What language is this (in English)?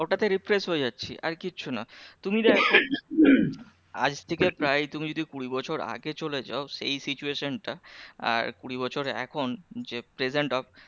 Bangla